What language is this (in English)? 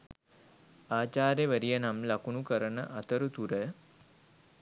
Sinhala